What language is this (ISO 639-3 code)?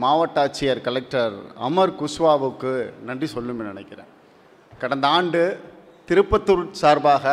tam